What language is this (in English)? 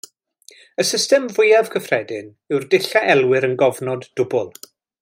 Welsh